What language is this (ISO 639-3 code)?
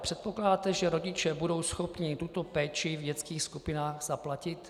ces